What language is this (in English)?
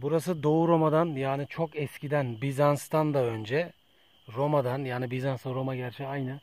Turkish